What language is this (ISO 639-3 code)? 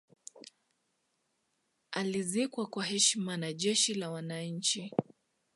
swa